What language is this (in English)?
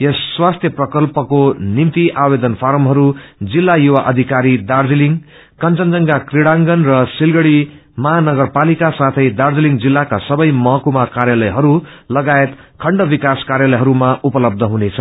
Nepali